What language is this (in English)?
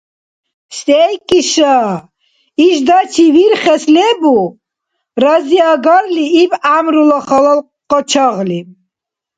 Dargwa